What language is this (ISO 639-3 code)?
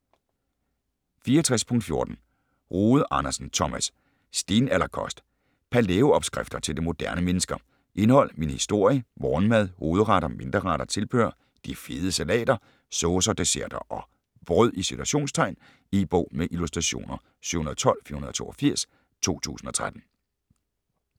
dan